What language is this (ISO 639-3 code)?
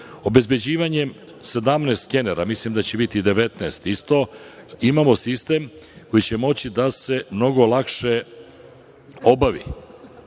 srp